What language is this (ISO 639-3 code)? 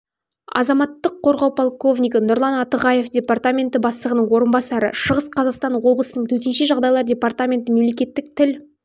kaz